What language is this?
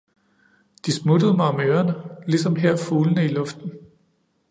Danish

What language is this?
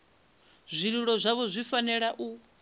Venda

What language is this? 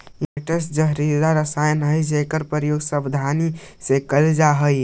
Magahi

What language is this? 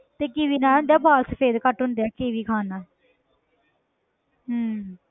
Punjabi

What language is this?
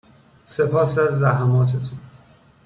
Persian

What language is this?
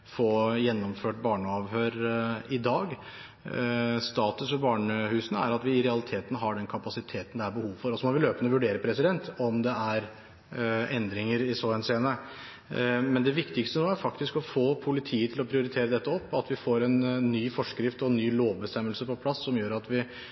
Norwegian Bokmål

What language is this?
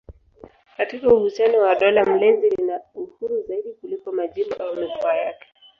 Swahili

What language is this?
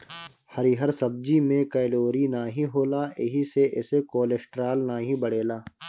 Bhojpuri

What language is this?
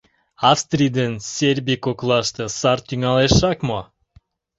Mari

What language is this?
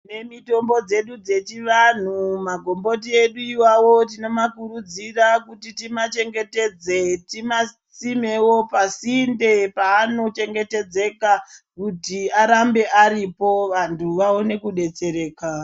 Ndau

